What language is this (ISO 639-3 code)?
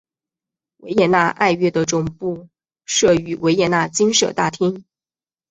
zho